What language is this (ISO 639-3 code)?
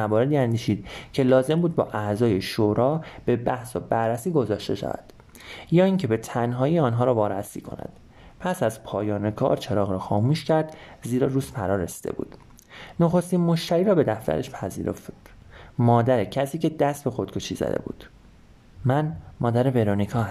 fas